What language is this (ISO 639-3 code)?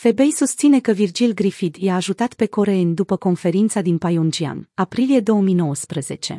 ron